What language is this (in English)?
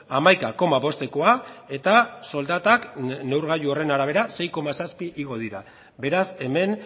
Basque